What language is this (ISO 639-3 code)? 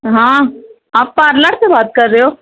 urd